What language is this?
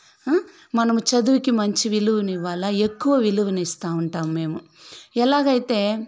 Telugu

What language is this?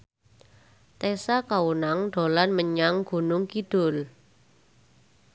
Javanese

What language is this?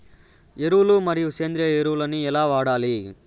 Telugu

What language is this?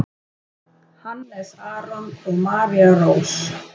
Icelandic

